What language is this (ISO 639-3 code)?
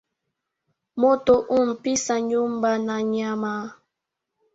swa